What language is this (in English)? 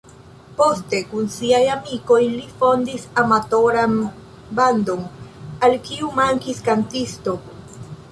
Esperanto